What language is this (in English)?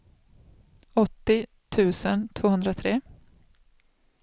Swedish